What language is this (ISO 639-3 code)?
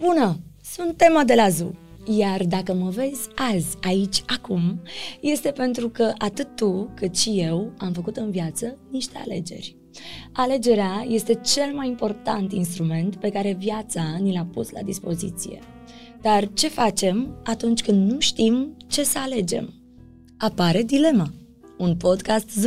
ron